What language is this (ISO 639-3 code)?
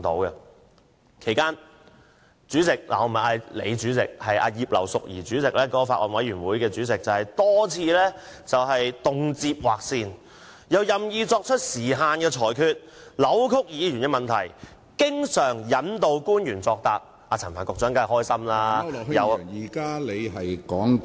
yue